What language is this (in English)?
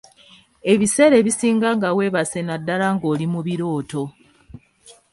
Ganda